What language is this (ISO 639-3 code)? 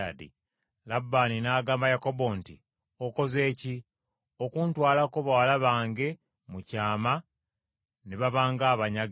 lug